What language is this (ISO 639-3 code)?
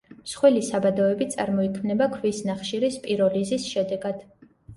kat